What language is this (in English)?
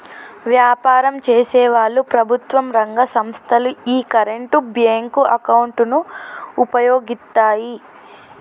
Telugu